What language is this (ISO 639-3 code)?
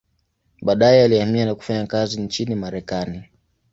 swa